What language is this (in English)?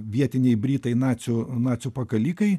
Lithuanian